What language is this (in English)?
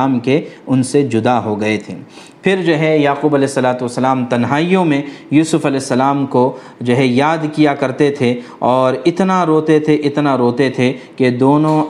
Urdu